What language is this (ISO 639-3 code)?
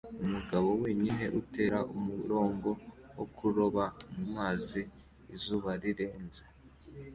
kin